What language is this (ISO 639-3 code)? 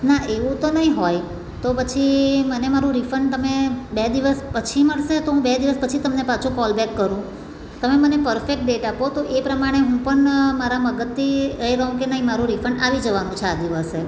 guj